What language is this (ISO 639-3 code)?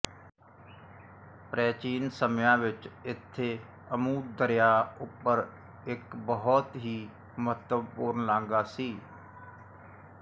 pan